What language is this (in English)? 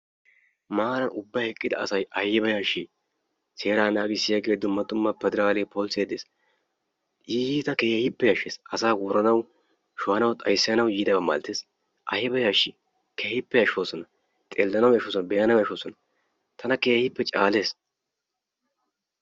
Wolaytta